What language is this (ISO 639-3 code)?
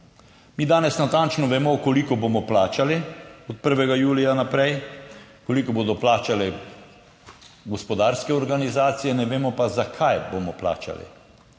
slv